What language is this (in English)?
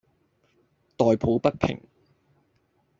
Cantonese